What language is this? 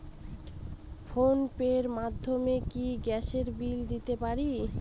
Bangla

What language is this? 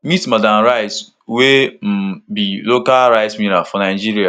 Nigerian Pidgin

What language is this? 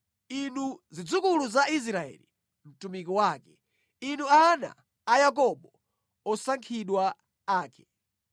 Nyanja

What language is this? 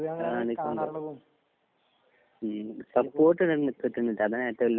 Malayalam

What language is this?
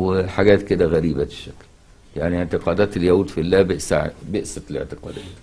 Arabic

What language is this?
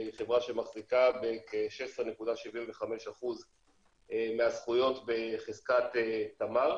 Hebrew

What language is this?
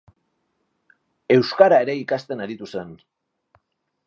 Basque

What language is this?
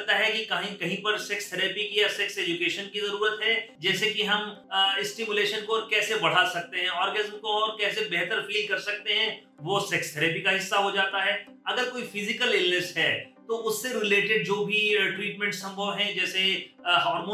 Hindi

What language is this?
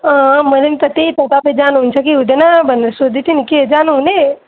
Nepali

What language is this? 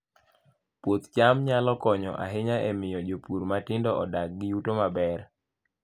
Luo (Kenya and Tanzania)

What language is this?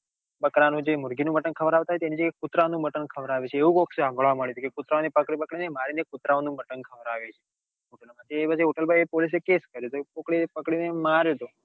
Gujarati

